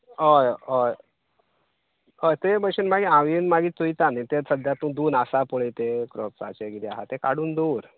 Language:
Konkani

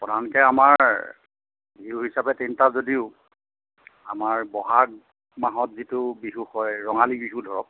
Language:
Assamese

